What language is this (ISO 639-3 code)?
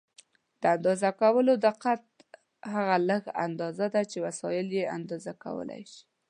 pus